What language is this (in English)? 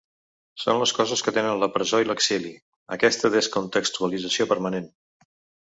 Catalan